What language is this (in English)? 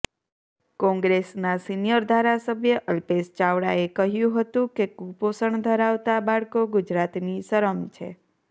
Gujarati